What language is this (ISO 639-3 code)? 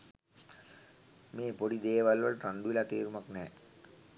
sin